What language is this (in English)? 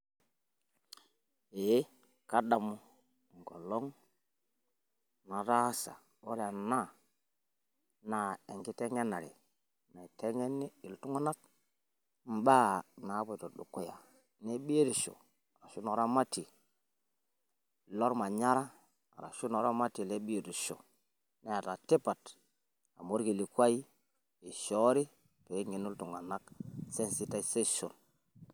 Masai